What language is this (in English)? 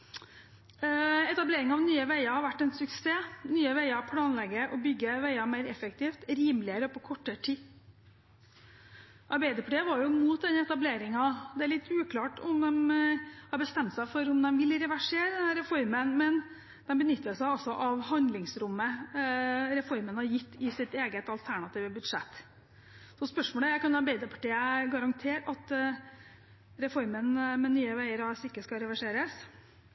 Norwegian Bokmål